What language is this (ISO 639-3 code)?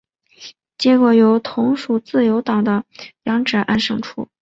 zho